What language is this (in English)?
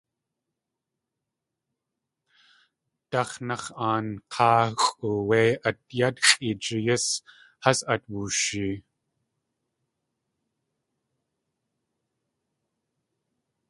Tlingit